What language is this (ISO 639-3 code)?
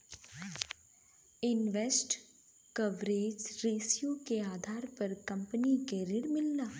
bho